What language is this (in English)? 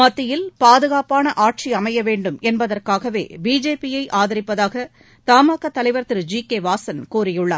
Tamil